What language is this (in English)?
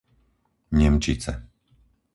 Slovak